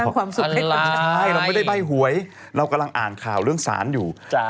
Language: Thai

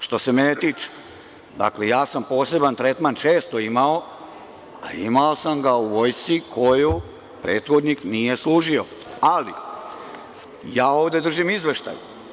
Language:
Serbian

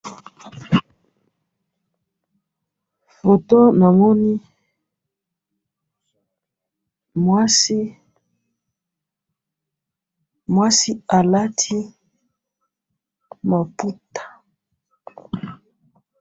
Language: Lingala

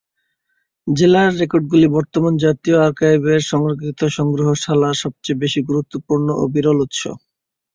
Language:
Bangla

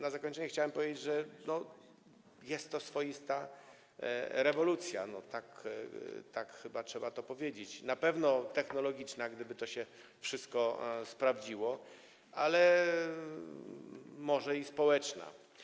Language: Polish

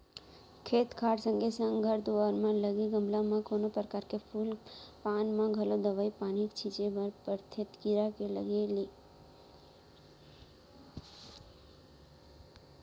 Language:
Chhattisgarhi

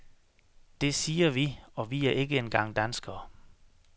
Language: Danish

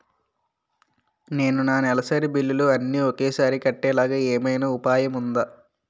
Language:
Telugu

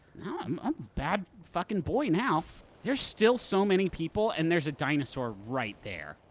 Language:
English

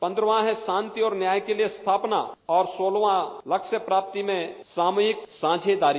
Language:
Hindi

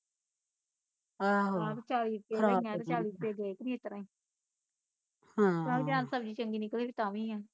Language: Punjabi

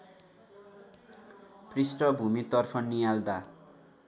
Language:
Nepali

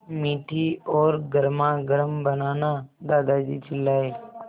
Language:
Hindi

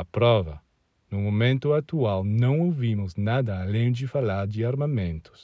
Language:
Portuguese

